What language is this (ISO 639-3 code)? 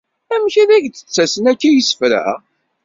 kab